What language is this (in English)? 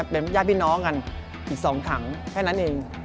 Thai